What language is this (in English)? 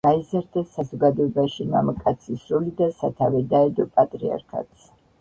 Georgian